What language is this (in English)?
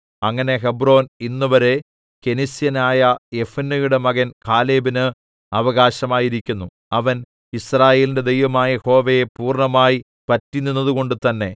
Malayalam